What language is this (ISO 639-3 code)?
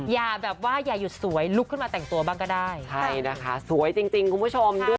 tha